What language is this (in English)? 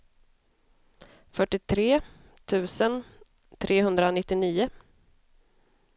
Swedish